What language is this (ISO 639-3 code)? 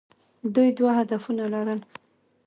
pus